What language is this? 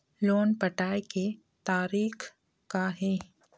Chhattisgarhi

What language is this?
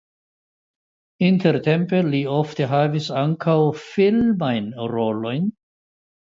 Esperanto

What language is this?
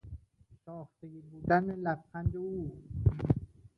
Persian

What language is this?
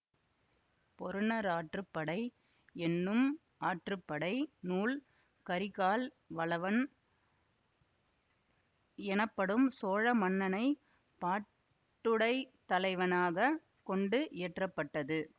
Tamil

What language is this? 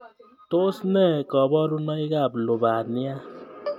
Kalenjin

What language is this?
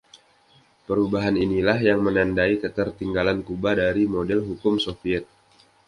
Indonesian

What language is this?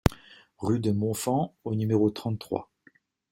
French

